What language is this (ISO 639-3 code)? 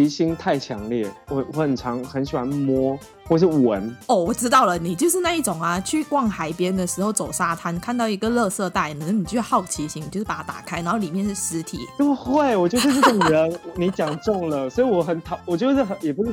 zho